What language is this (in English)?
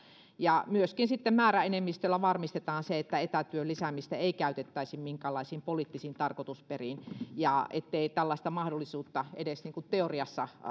Finnish